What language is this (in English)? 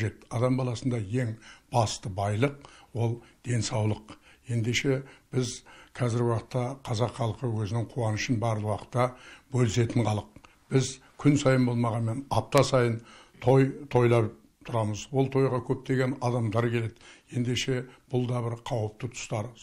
Russian